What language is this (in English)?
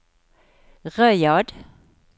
Norwegian